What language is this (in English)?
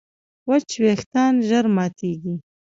Pashto